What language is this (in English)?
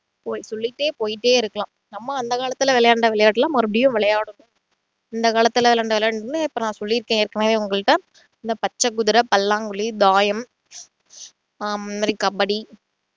Tamil